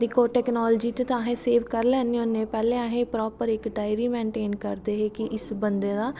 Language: Dogri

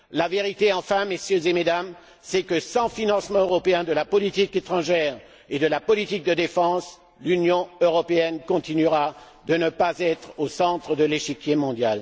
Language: French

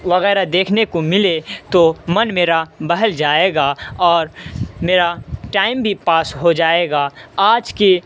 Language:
Urdu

